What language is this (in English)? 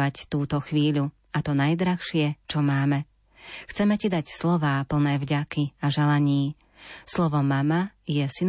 Slovak